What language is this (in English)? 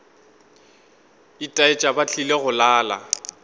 Northern Sotho